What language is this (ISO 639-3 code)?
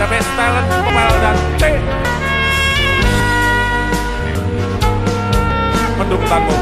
ind